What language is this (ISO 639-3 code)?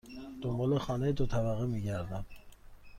fas